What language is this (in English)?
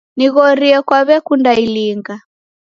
Taita